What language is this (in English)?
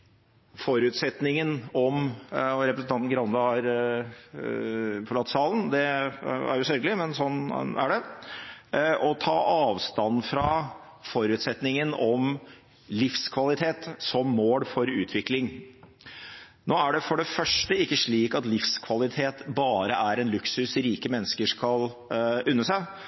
Norwegian Bokmål